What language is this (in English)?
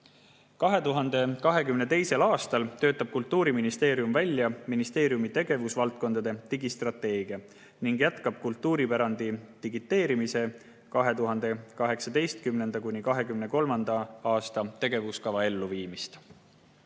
Estonian